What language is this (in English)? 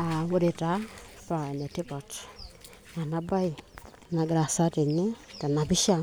Masai